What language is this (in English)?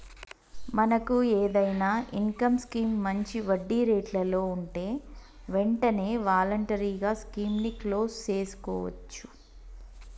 Telugu